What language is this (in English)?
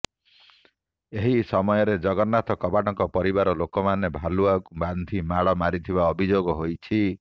Odia